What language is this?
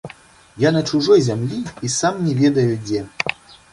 Belarusian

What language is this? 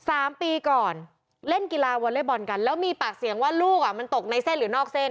Thai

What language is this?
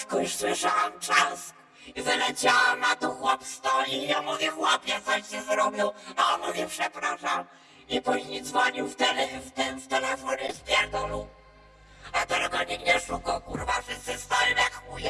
Polish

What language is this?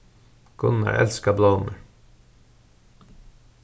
Faroese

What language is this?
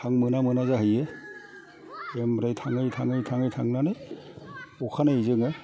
Bodo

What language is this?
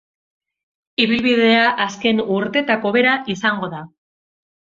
Basque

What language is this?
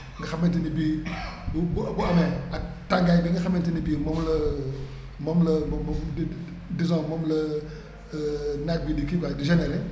Wolof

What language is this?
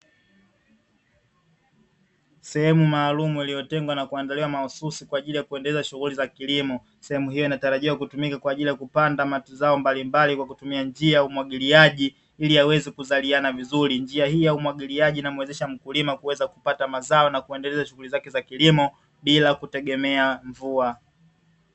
Swahili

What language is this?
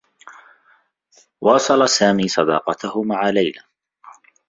Arabic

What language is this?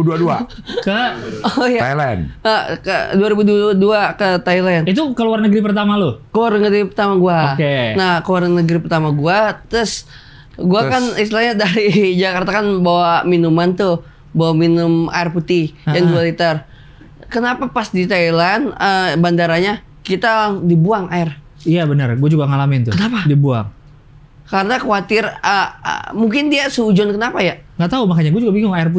Indonesian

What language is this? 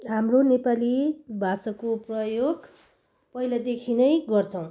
Nepali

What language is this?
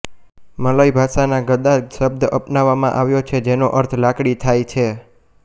Gujarati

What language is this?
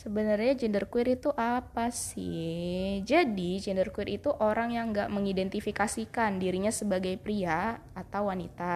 Indonesian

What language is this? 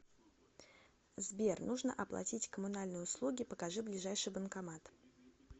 Russian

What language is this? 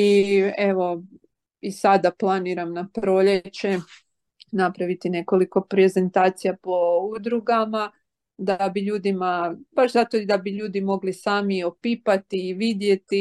Croatian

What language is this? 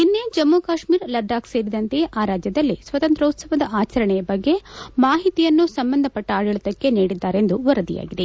Kannada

